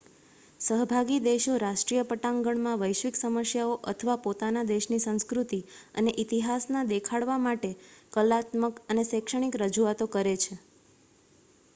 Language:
Gujarati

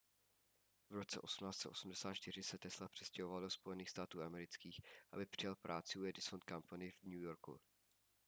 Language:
Czech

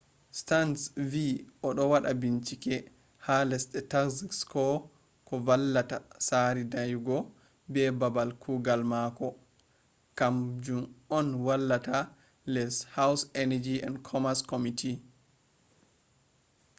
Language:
Fula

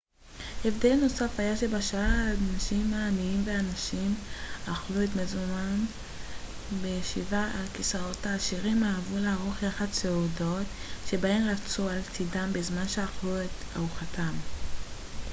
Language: Hebrew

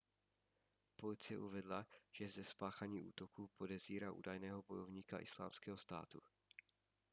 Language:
Czech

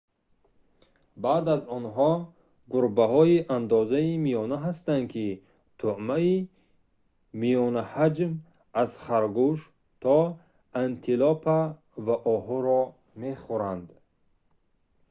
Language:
Tajik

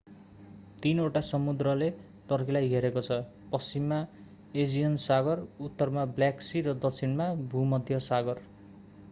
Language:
Nepali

